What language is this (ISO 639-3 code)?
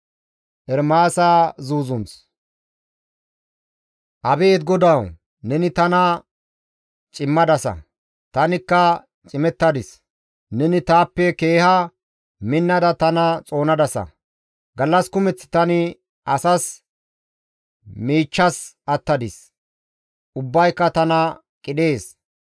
gmv